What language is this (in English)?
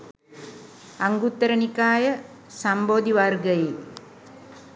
Sinhala